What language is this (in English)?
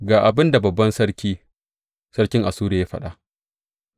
Hausa